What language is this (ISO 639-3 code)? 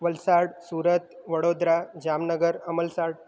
guj